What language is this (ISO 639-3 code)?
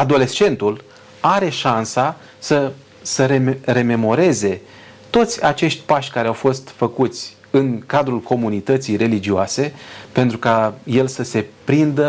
ron